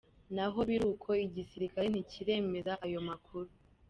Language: Kinyarwanda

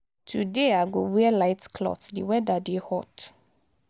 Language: Nigerian Pidgin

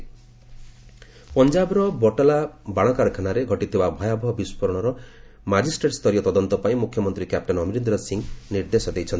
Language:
Odia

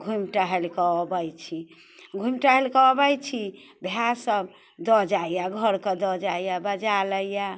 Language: Maithili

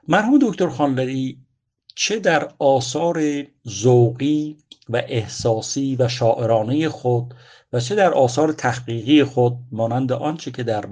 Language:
Persian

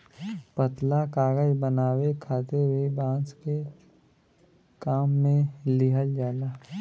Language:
Bhojpuri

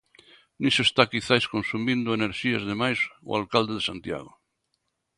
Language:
Galician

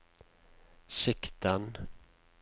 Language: Norwegian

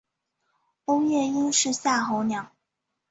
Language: Chinese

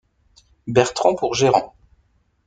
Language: French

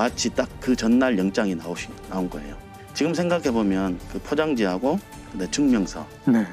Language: Korean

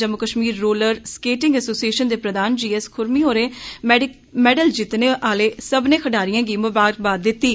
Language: Dogri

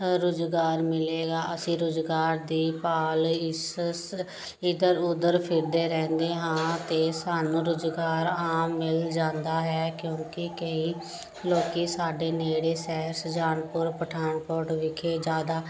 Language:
Punjabi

